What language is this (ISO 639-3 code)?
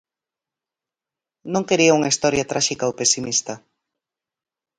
glg